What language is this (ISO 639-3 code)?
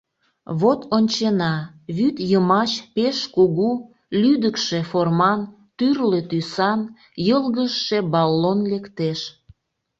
chm